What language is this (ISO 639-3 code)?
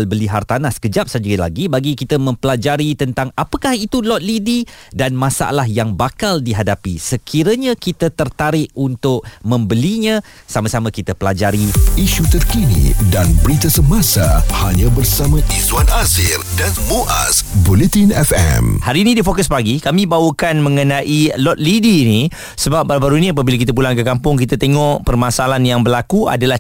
msa